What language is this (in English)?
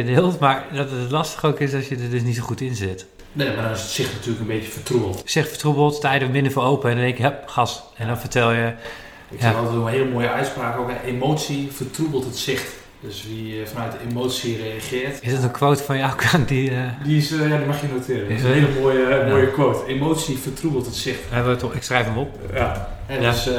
Dutch